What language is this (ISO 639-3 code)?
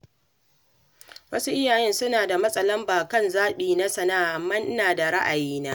hau